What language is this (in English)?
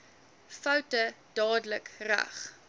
Afrikaans